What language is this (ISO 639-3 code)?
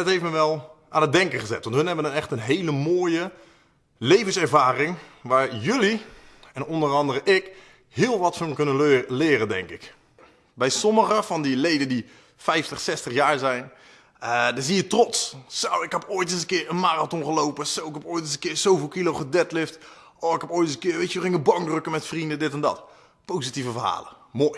nld